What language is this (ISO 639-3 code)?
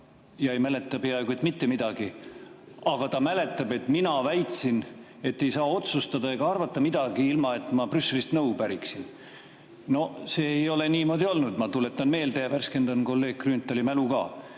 est